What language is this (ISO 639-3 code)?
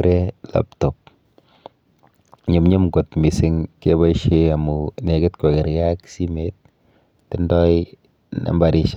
kln